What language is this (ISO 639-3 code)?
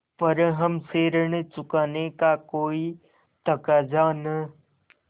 hin